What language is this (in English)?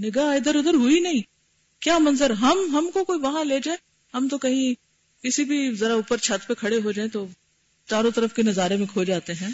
Urdu